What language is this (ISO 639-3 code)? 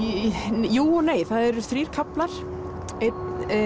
isl